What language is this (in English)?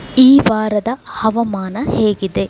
Kannada